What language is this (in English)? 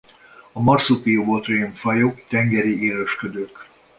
Hungarian